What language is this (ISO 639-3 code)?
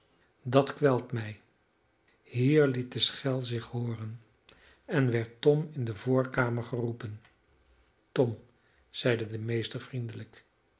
nld